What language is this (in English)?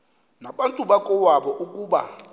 Xhosa